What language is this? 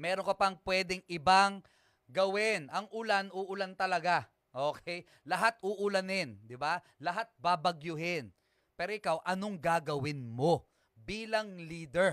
Filipino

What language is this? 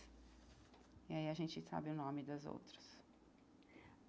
Portuguese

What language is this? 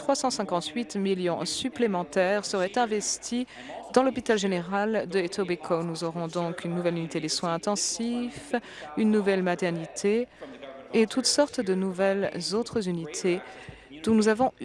French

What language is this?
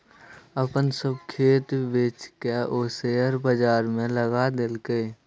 Maithili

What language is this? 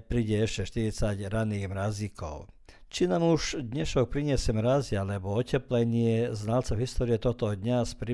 Croatian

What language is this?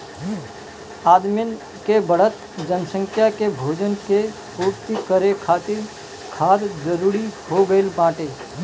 Bhojpuri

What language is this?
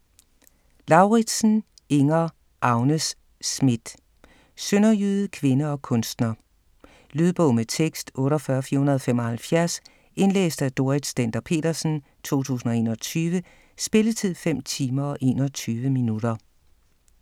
Danish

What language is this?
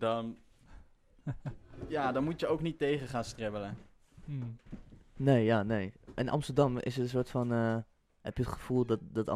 Dutch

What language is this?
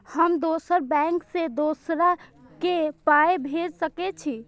Maithili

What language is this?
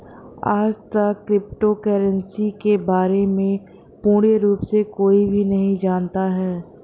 Hindi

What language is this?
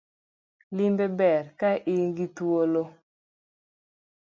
Luo (Kenya and Tanzania)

